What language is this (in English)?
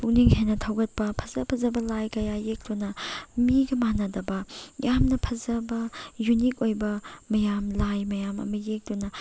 Manipuri